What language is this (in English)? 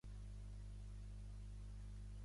Catalan